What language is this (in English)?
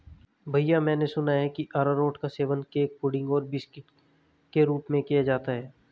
Hindi